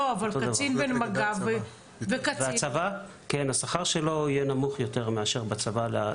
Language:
Hebrew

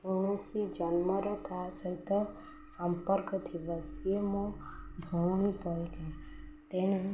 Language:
Odia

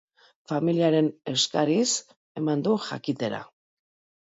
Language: Basque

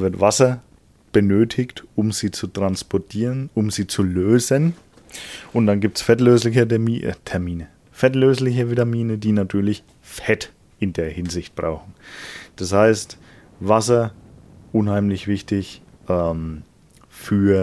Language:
German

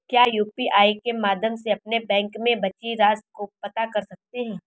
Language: Hindi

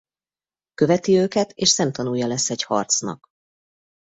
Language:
Hungarian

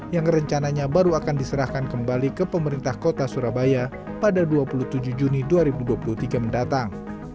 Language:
Indonesian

